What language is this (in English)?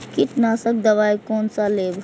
Maithili